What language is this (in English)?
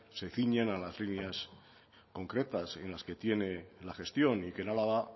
Spanish